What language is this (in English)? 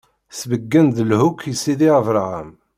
Kabyle